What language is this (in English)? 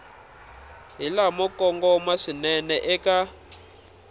Tsonga